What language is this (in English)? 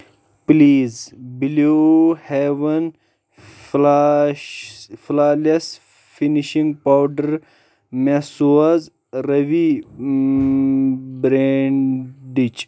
Kashmiri